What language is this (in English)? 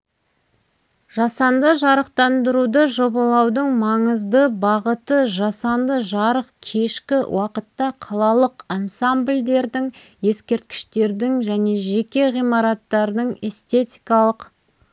Kazakh